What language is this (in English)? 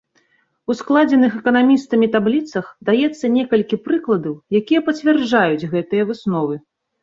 Belarusian